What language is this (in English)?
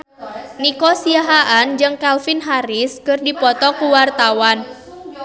Sundanese